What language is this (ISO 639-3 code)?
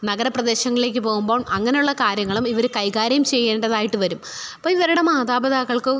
mal